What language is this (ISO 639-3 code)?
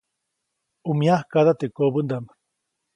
zoc